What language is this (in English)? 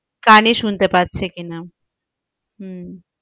Bangla